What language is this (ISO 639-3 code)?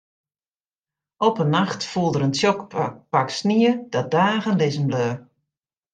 fry